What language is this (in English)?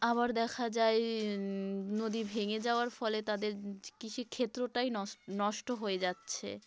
Bangla